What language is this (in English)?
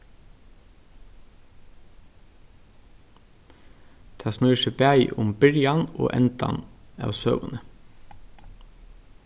Faroese